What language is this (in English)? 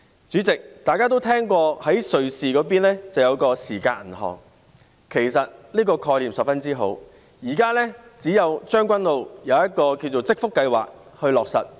Cantonese